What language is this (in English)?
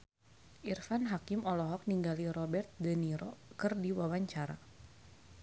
Sundanese